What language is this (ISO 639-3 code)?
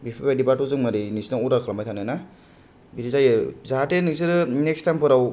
brx